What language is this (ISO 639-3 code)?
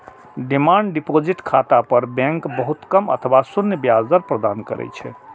mai